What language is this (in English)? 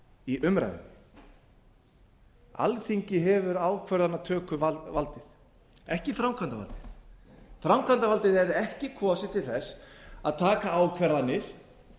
Icelandic